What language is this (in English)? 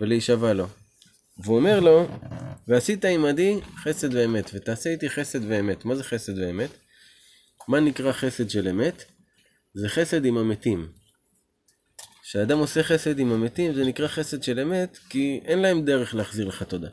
Hebrew